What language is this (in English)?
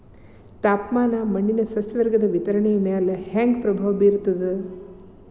Kannada